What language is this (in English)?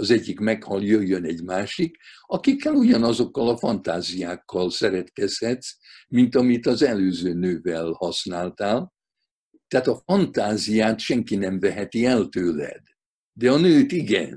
Hungarian